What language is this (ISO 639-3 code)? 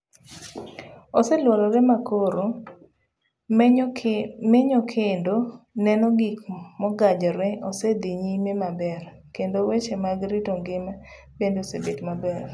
luo